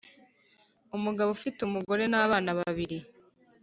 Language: Kinyarwanda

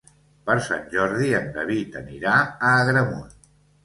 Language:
Catalan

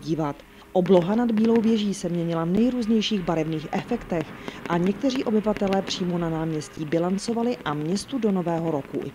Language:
Czech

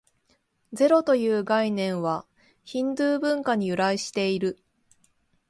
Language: Japanese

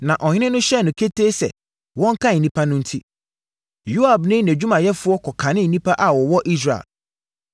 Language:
Akan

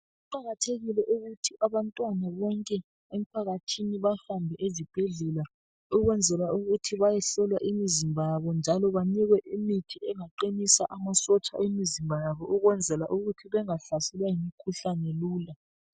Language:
North Ndebele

